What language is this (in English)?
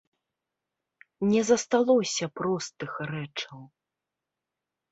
Belarusian